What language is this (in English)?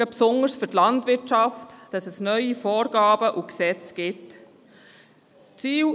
Swiss German